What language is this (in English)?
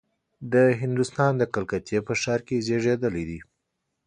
Pashto